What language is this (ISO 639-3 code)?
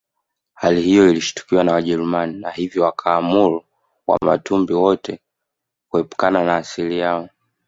swa